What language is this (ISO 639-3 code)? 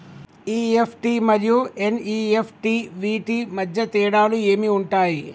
tel